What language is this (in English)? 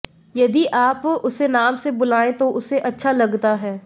Hindi